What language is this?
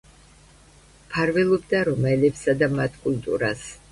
Georgian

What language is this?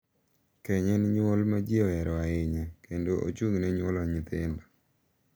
Luo (Kenya and Tanzania)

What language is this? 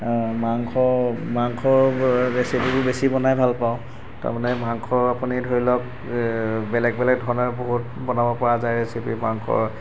Assamese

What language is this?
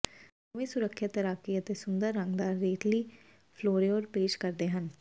Punjabi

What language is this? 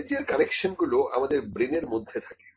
Bangla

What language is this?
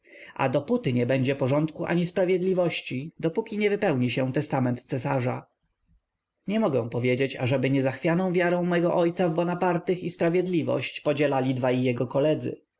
Polish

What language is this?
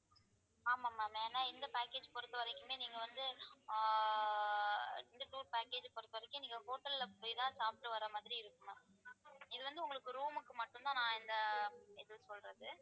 Tamil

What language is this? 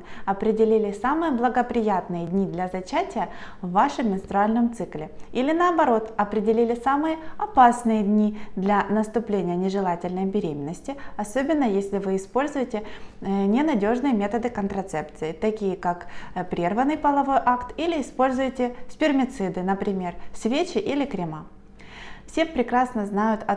Russian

